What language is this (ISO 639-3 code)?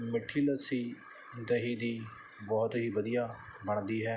pan